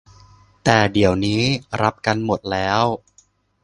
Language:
Thai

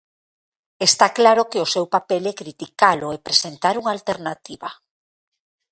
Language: Galician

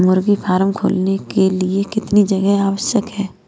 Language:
Hindi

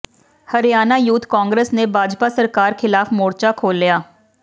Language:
Punjabi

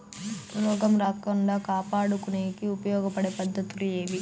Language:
Telugu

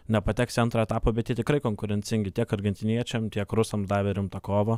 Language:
Lithuanian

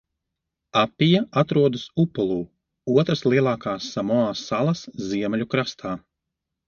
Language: Latvian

